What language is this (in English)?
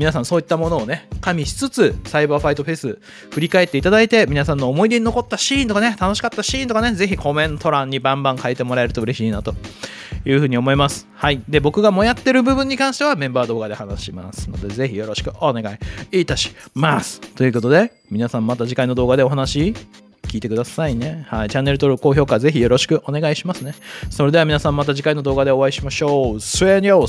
Japanese